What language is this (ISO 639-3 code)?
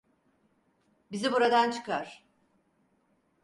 tur